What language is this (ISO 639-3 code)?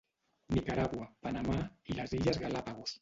cat